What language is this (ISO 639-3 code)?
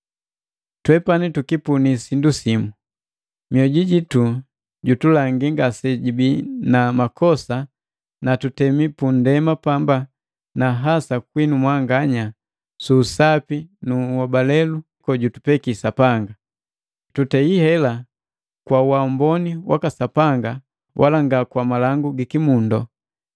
mgv